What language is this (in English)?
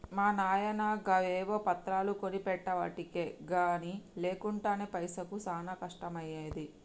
Telugu